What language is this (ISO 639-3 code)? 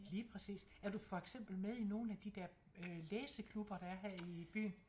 dan